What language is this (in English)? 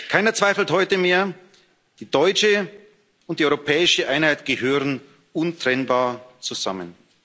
German